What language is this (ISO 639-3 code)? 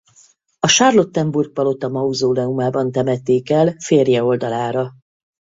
hun